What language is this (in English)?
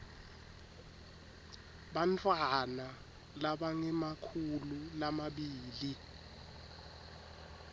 Swati